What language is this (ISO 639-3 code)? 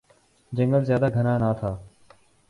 urd